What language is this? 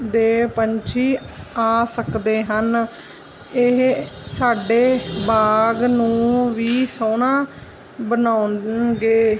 Punjabi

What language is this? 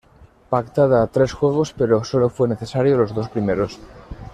Spanish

